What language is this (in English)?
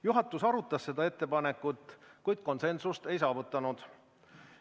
Estonian